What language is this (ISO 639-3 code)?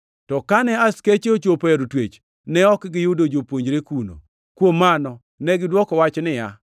luo